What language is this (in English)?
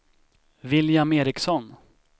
Swedish